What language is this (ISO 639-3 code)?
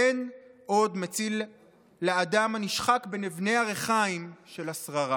heb